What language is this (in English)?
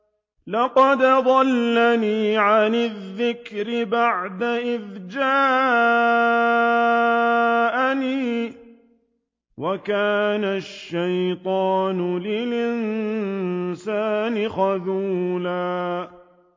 Arabic